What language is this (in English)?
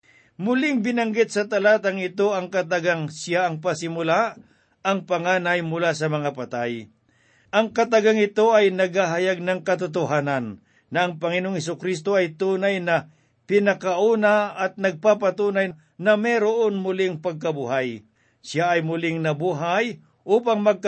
Filipino